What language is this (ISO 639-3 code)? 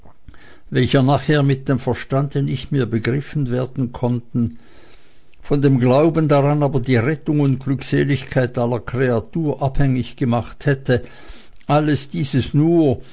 deu